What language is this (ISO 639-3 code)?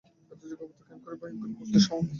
ben